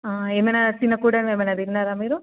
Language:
Telugu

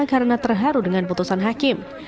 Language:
Indonesian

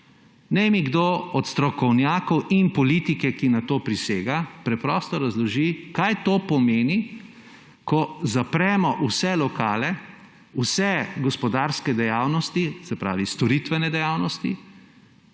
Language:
Slovenian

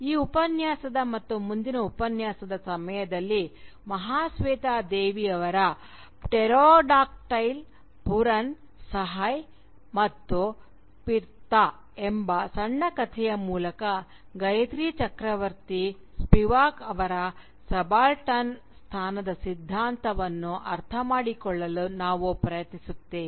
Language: Kannada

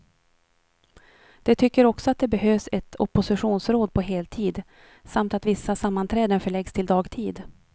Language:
Swedish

